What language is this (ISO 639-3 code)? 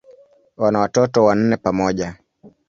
swa